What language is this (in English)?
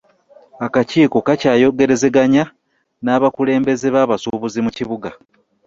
Ganda